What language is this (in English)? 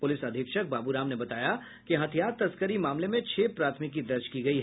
Hindi